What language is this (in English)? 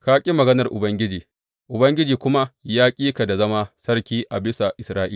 Hausa